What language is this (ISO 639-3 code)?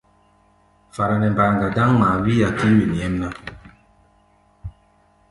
gba